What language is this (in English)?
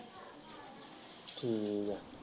Punjabi